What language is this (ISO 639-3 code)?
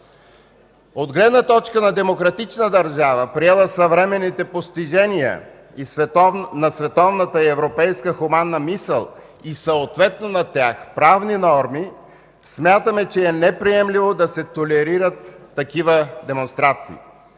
bul